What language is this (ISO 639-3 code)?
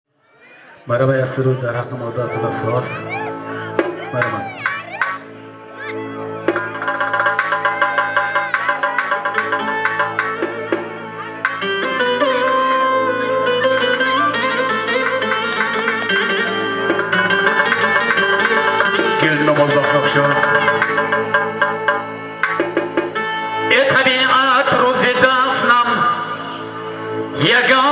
uzb